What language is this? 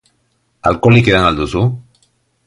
Basque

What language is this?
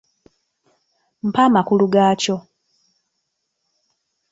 Ganda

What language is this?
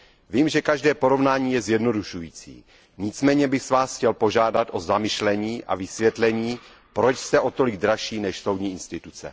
Czech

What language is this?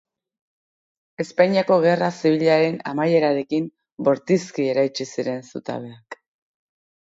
Basque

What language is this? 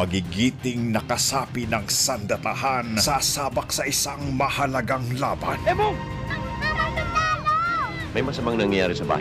Filipino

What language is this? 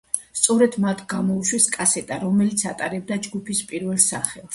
Georgian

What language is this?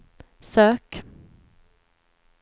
Swedish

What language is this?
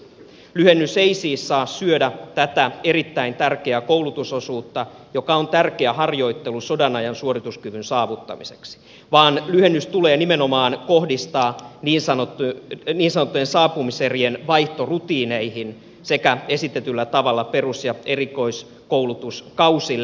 Finnish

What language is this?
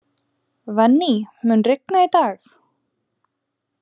Icelandic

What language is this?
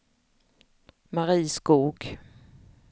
Swedish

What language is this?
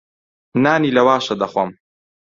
Central Kurdish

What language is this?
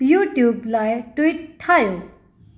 Sindhi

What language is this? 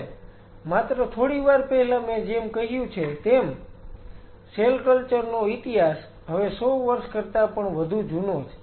Gujarati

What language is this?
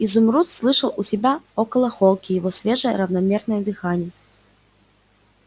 Russian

